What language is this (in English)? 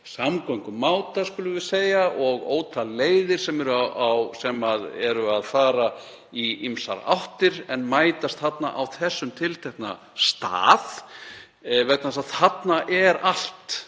Icelandic